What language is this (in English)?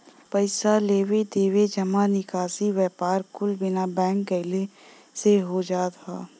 Bhojpuri